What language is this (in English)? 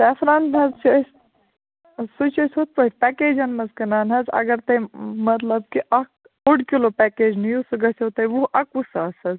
Kashmiri